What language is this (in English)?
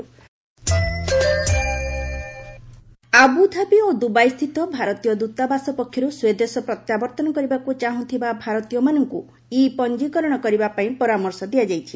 Odia